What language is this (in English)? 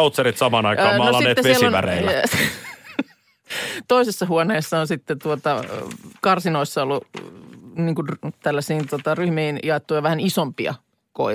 Finnish